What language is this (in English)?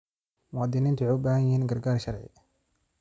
Somali